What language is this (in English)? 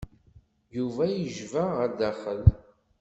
Kabyle